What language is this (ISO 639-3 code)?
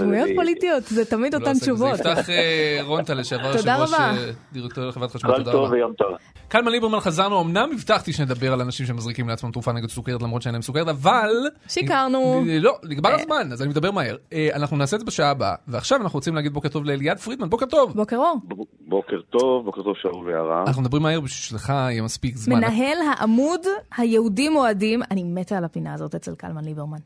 heb